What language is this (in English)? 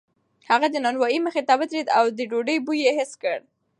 Pashto